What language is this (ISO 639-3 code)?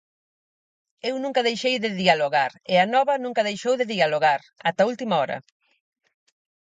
glg